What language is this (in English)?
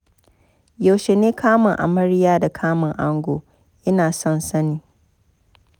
Hausa